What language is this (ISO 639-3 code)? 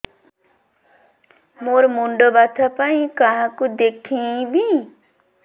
ori